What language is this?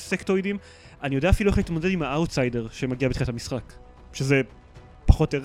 Hebrew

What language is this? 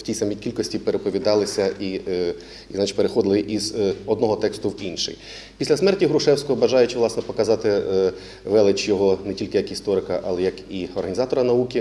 Russian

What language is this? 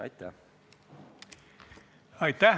Estonian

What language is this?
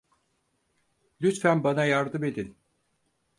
Turkish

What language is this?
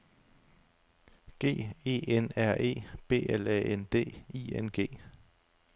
Danish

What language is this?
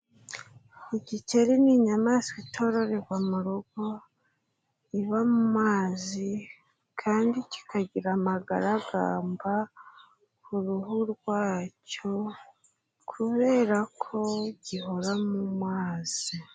Kinyarwanda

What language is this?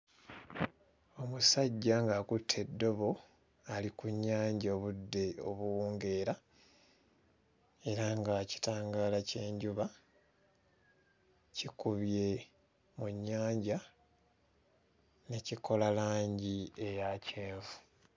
Ganda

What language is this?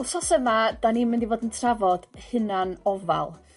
Welsh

